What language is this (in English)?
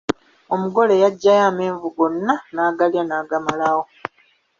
Ganda